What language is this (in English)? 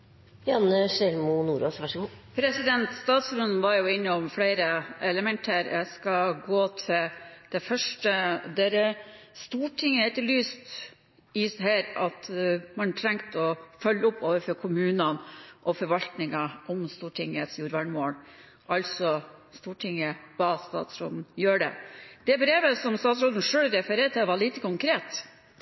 Norwegian